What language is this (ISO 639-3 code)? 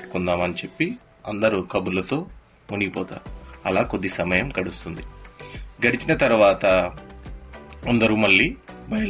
tel